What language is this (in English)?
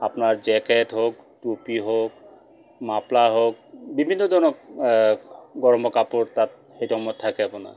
Assamese